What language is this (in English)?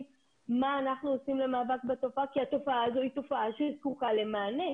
Hebrew